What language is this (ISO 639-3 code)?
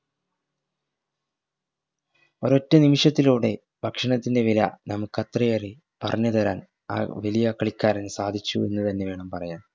mal